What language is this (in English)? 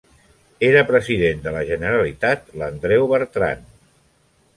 Catalan